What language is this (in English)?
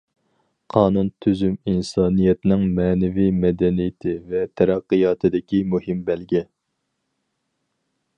Uyghur